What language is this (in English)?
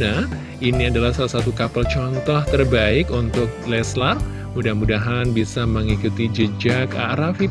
Indonesian